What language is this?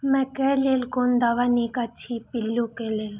Maithili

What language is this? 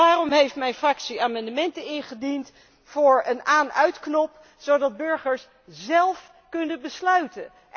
Dutch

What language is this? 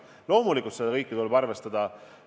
Estonian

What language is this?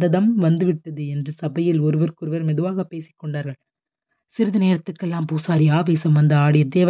Tamil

